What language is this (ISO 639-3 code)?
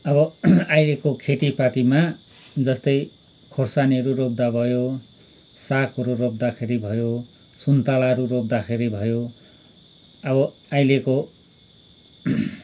nep